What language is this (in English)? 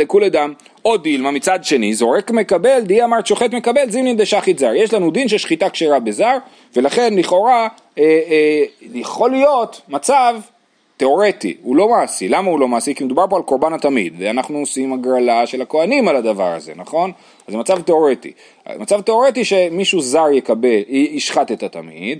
Hebrew